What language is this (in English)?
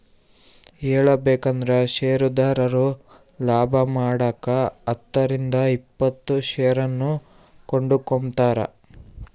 Kannada